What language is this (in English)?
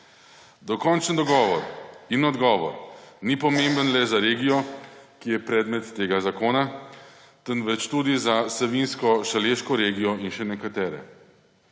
Slovenian